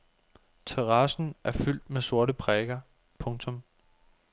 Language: Danish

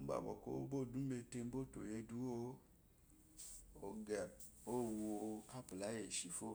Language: Eloyi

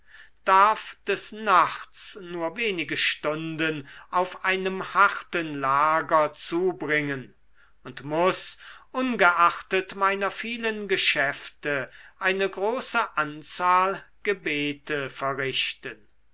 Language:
German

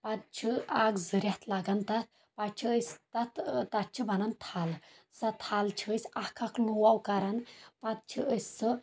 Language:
Kashmiri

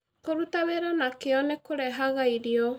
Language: Kikuyu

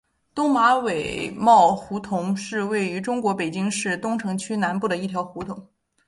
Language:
Chinese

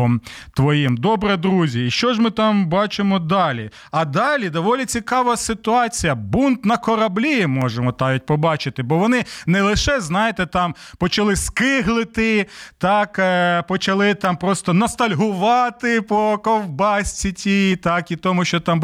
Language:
Ukrainian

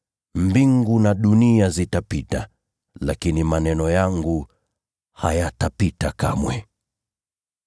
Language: Swahili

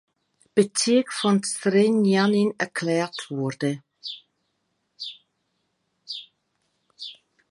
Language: German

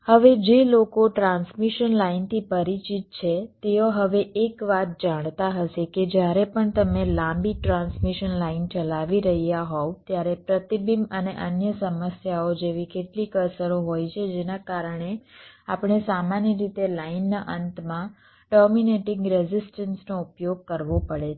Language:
Gujarati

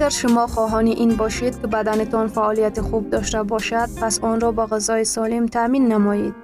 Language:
Persian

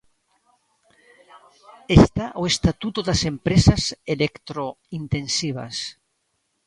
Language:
Galician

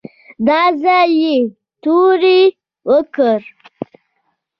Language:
Pashto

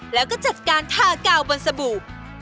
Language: Thai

